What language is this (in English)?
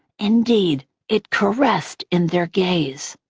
English